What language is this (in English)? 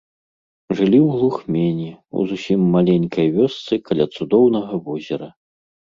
Belarusian